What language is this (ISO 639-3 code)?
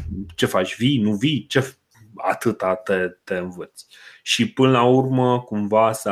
ron